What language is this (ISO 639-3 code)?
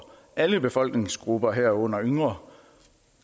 dan